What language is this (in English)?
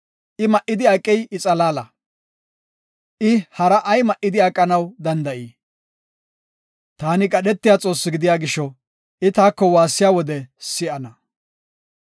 Gofa